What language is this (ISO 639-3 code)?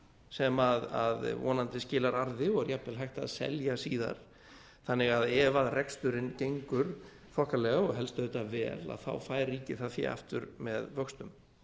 isl